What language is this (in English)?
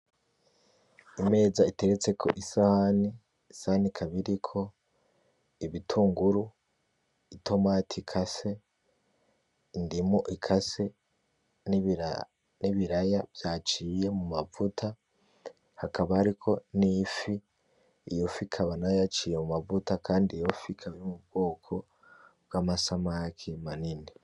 Rundi